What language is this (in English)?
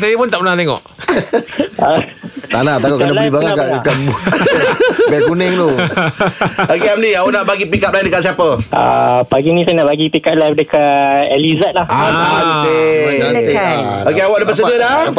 Malay